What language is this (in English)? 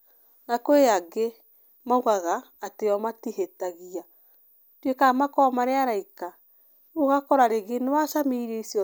Kikuyu